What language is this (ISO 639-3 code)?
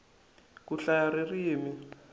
tso